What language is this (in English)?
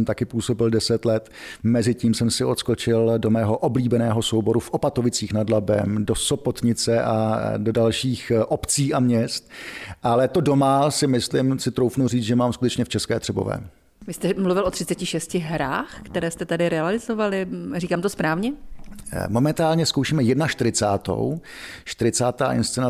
Czech